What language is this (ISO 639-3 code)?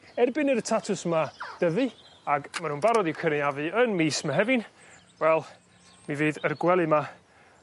cym